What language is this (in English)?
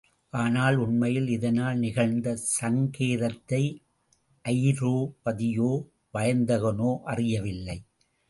Tamil